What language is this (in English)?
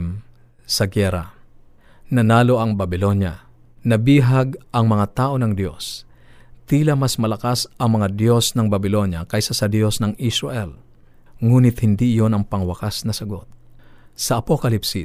Filipino